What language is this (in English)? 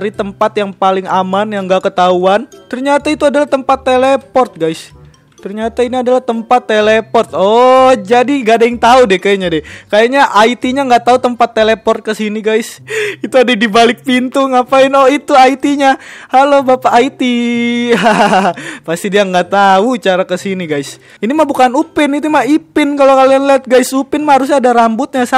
Indonesian